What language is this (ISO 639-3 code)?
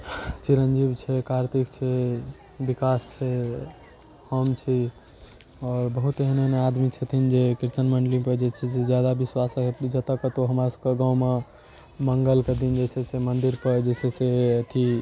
mai